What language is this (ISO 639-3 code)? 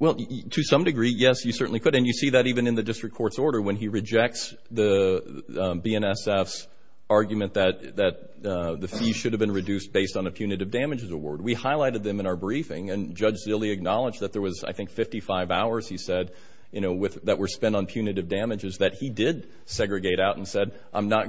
eng